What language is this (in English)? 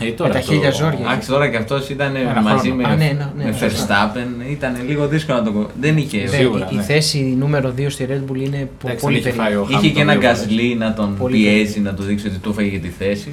Greek